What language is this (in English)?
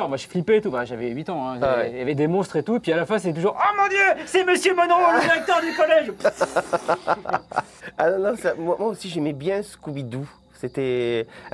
French